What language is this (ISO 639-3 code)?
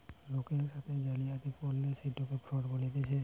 ben